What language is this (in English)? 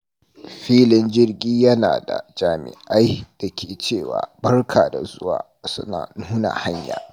Hausa